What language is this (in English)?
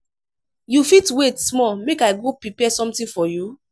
Nigerian Pidgin